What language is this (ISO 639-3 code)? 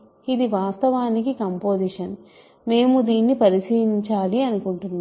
tel